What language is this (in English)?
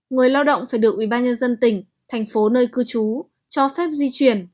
Vietnamese